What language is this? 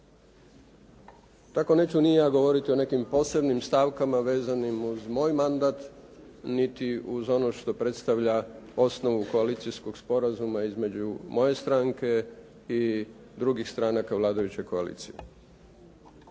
Croatian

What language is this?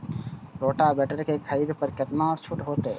Maithili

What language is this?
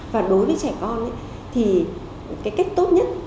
Vietnamese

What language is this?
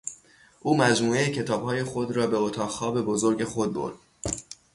Persian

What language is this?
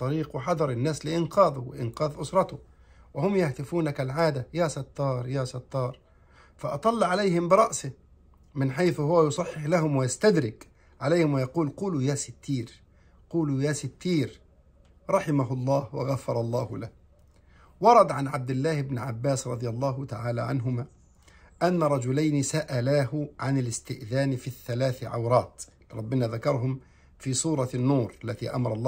Arabic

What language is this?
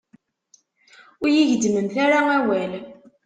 Kabyle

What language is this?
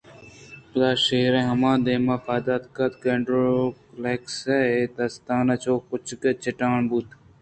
Eastern Balochi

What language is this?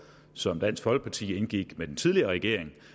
Danish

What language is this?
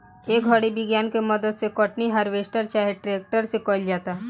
Bhojpuri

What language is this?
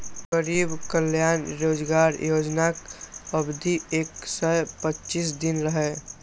Maithili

